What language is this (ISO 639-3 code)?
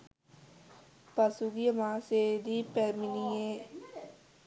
sin